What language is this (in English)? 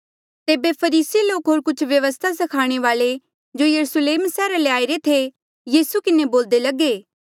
Mandeali